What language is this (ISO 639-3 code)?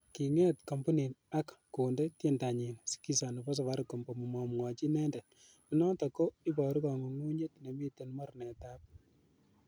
kln